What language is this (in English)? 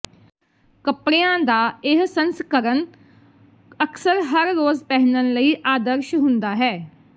Punjabi